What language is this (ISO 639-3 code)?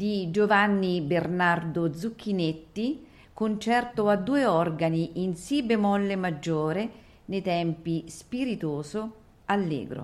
ita